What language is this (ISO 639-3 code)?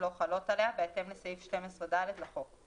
heb